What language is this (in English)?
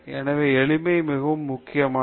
Tamil